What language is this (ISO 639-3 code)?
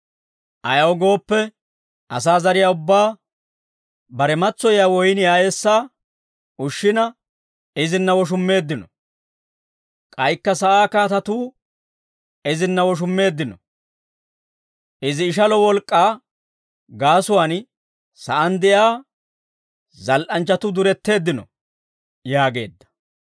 dwr